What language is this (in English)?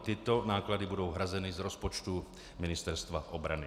Czech